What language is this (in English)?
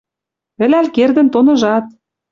Western Mari